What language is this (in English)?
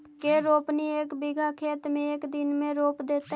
Magahi